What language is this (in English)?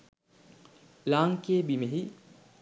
Sinhala